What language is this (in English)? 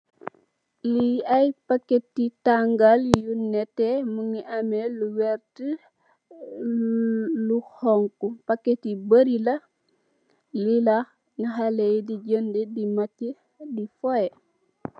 Wolof